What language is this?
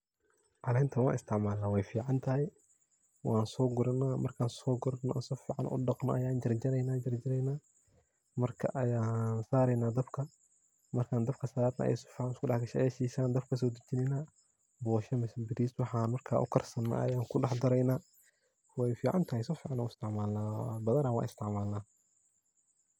Somali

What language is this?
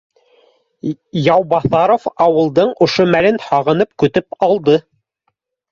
Bashkir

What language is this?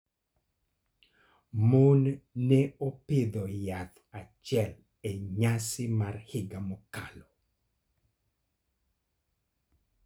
Luo (Kenya and Tanzania)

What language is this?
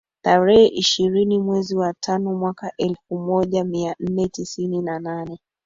Swahili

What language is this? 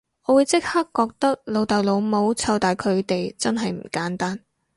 Cantonese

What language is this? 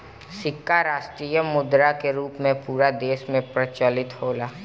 Bhojpuri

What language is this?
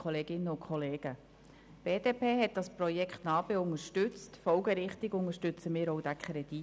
Swiss German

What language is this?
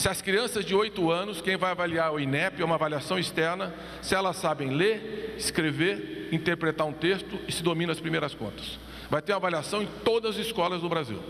Portuguese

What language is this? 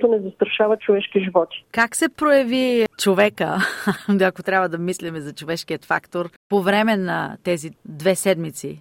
Bulgarian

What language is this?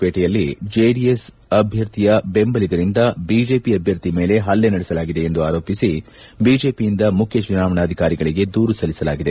Kannada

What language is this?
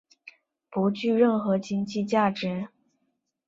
Chinese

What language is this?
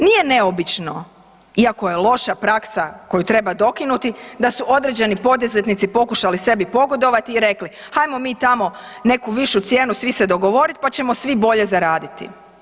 Croatian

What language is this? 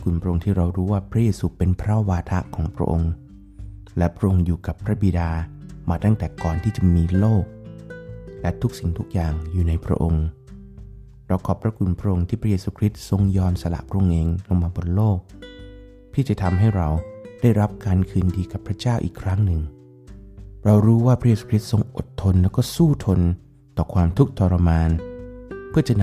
Thai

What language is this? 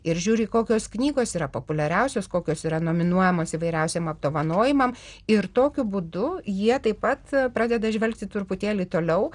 Lithuanian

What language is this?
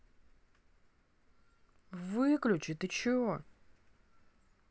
Russian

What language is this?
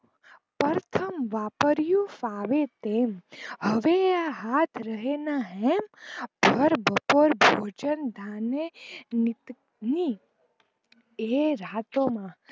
Gujarati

